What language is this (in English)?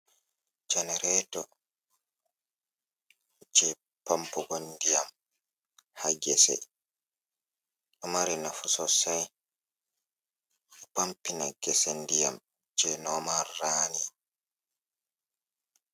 Fula